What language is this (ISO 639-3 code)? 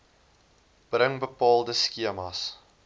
afr